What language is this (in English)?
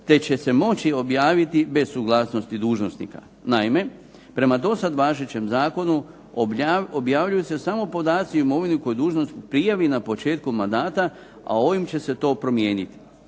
Croatian